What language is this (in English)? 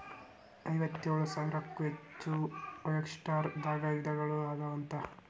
Kannada